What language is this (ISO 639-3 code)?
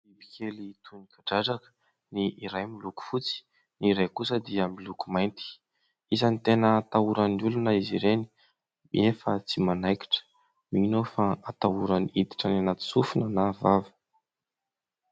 mlg